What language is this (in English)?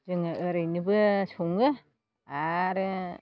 Bodo